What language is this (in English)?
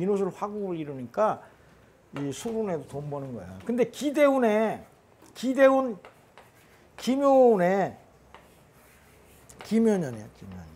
Korean